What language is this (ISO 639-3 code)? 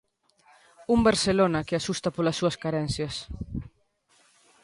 glg